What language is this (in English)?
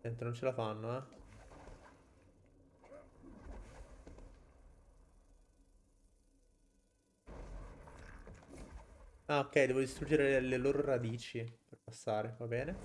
Italian